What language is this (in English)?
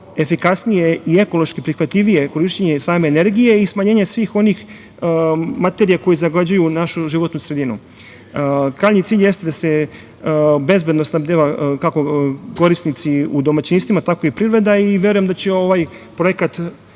Serbian